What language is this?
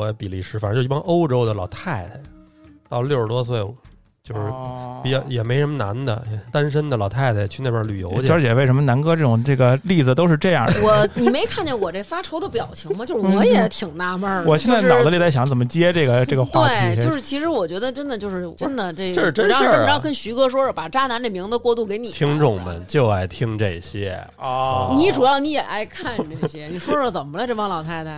Chinese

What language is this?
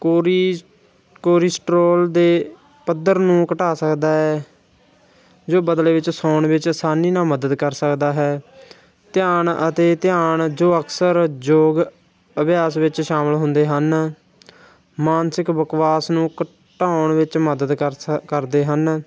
Punjabi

